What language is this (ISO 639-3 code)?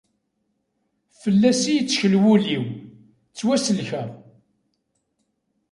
kab